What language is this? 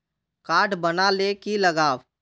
Magahi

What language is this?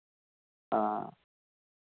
Dogri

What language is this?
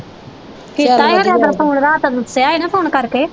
Punjabi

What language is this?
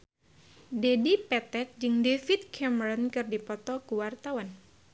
Sundanese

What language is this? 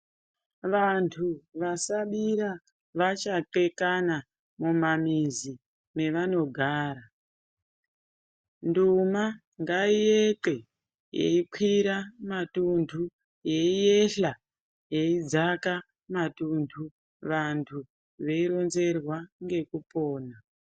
Ndau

